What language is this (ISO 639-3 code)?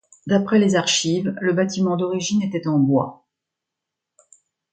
fra